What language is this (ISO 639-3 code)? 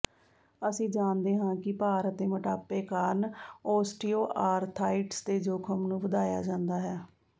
pan